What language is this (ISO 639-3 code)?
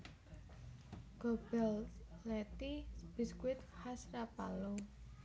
jav